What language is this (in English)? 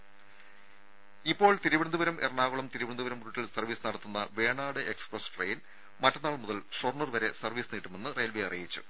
Malayalam